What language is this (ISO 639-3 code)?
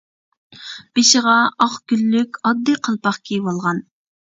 uig